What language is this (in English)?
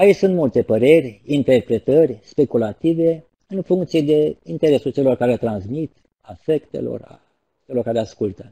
Romanian